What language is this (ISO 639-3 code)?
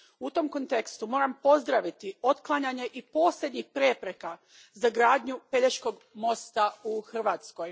hrv